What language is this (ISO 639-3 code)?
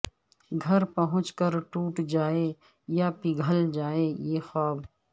urd